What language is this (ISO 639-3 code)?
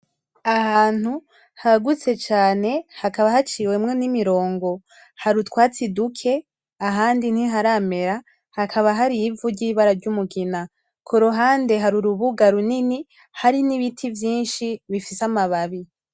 run